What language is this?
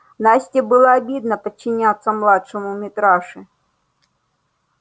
Russian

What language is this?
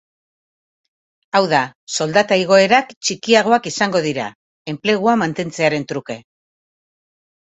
Basque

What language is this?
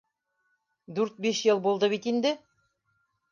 Bashkir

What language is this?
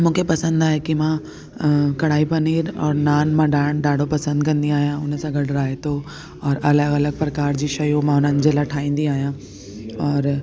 Sindhi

